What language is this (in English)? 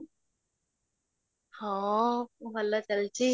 Odia